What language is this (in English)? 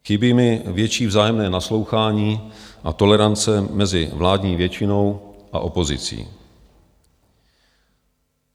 Czech